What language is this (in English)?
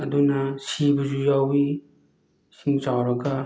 Manipuri